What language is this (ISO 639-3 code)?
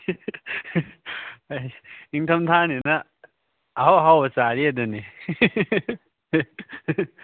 mni